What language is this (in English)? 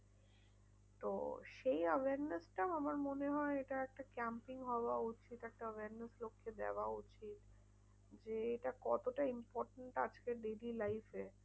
Bangla